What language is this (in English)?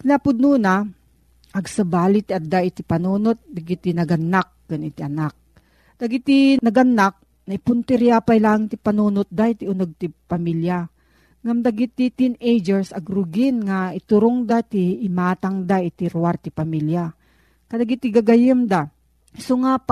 Filipino